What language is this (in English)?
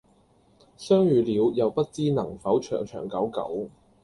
Cantonese